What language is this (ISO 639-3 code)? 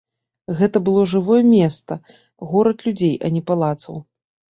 bel